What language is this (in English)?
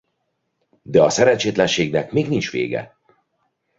Hungarian